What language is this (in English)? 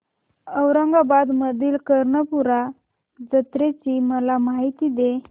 Marathi